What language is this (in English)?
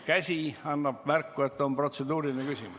Estonian